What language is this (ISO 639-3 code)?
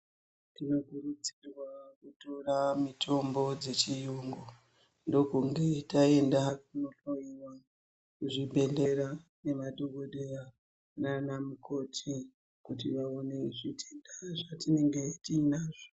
ndc